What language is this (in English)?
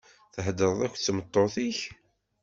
Kabyle